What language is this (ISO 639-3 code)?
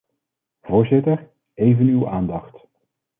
nld